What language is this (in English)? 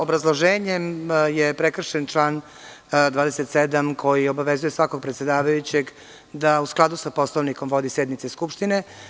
Serbian